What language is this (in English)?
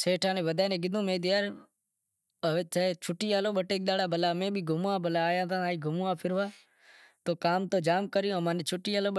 Wadiyara Koli